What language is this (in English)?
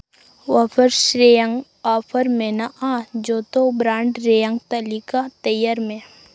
Santali